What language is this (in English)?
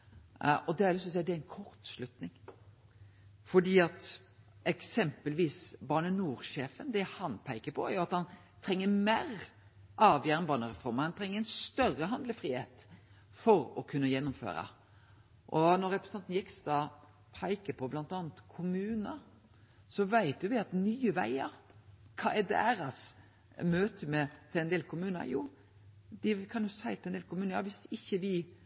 Norwegian Nynorsk